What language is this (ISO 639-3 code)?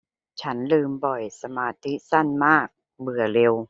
tha